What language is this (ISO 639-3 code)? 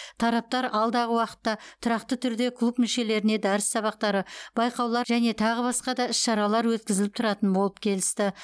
kaz